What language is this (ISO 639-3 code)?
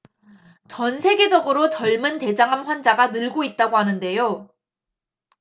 kor